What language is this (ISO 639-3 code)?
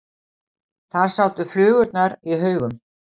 isl